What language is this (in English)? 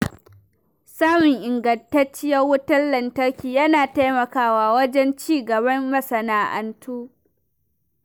Hausa